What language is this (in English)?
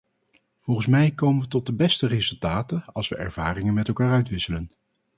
Dutch